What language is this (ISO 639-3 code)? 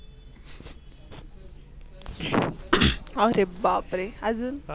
mar